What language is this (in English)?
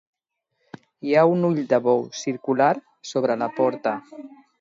Catalan